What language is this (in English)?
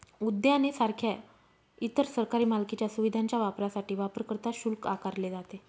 Marathi